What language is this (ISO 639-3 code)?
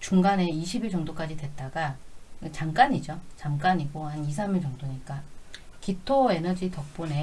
kor